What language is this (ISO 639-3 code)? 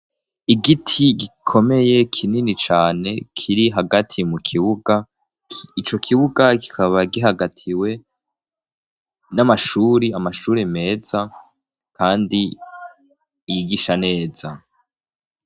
run